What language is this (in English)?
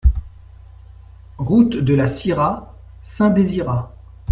French